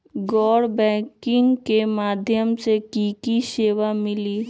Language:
Magahi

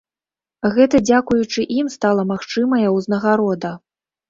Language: Belarusian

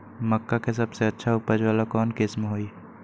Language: Magahi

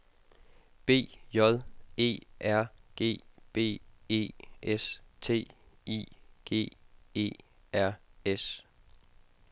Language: Danish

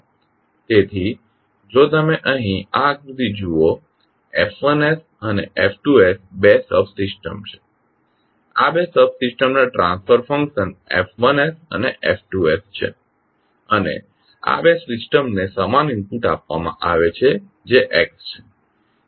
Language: Gujarati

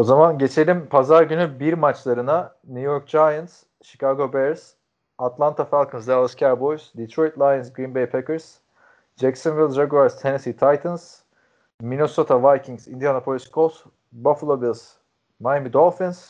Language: Turkish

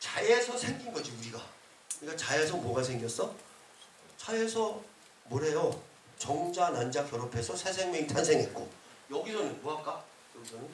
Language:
Korean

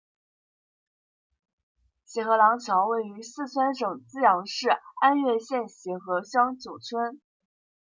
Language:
Chinese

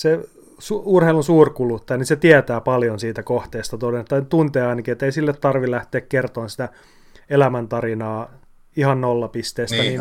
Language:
Finnish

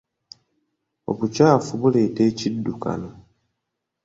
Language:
Ganda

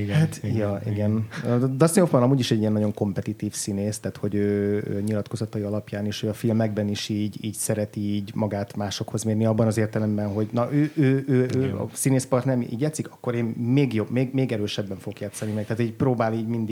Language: Hungarian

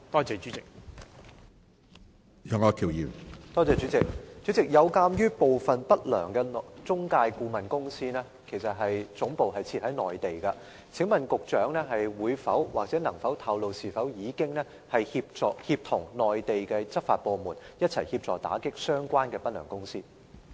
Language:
Cantonese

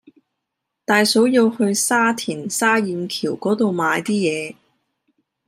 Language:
Cantonese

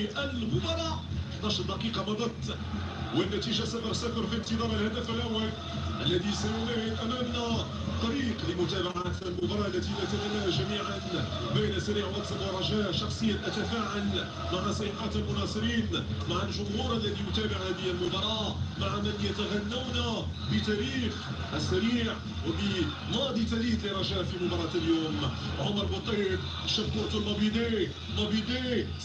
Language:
Arabic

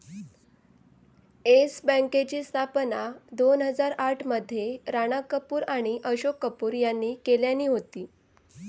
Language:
Marathi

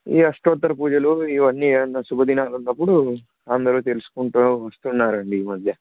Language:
Telugu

